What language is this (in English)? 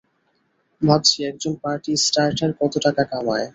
Bangla